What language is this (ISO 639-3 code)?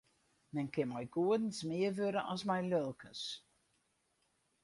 fry